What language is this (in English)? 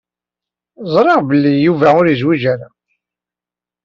Kabyle